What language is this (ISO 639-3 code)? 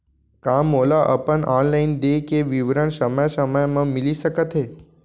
hne